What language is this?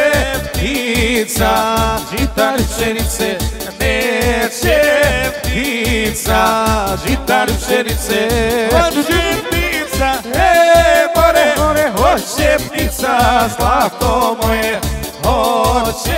Romanian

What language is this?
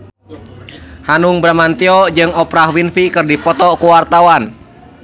Sundanese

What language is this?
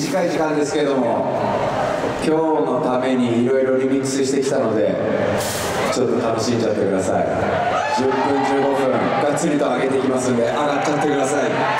Japanese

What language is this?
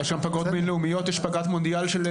Hebrew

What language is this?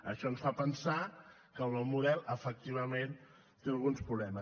Catalan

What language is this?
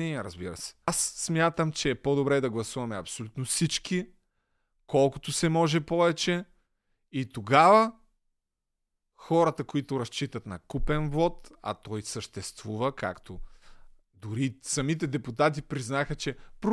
Bulgarian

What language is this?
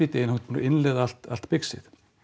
Icelandic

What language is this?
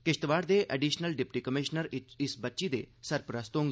Dogri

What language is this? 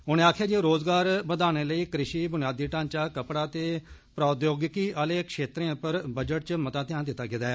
Dogri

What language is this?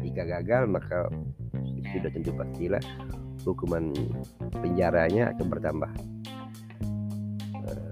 Malay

